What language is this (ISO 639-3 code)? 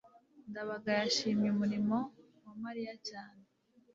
kin